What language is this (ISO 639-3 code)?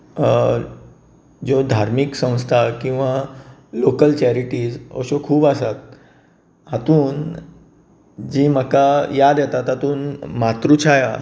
kok